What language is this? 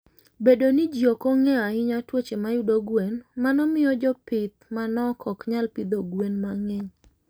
Luo (Kenya and Tanzania)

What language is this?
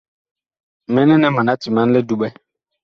Bakoko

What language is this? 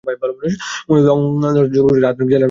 Bangla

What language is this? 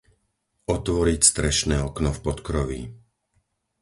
Slovak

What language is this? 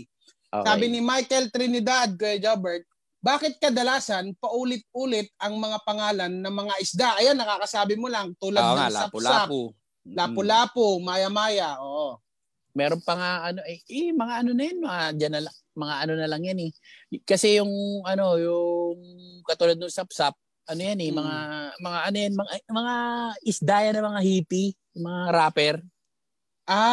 Filipino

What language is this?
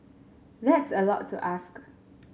English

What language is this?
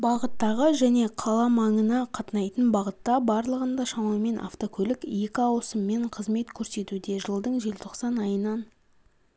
Kazakh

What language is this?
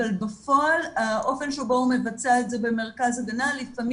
Hebrew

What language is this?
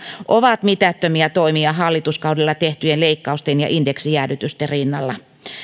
Finnish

